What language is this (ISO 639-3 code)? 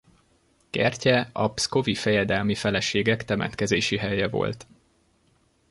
hun